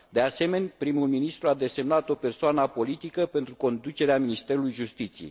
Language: Romanian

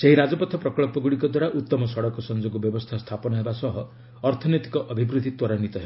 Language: Odia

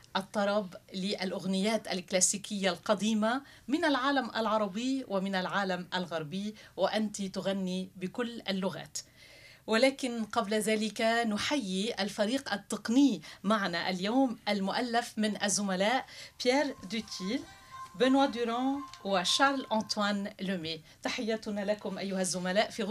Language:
Arabic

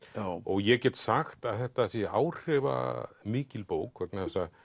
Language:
Icelandic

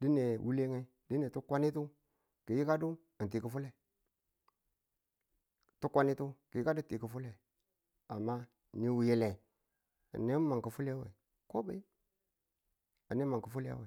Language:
Tula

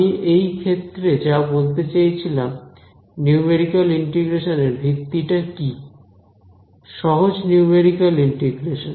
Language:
Bangla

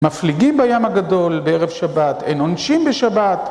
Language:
Hebrew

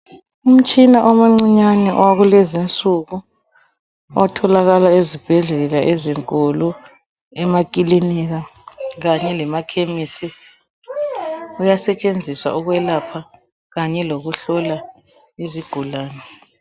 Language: North Ndebele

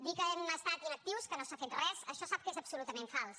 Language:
Catalan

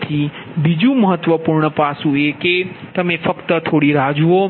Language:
Gujarati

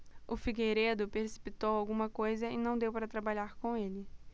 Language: Portuguese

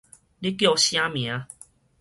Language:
Min Nan Chinese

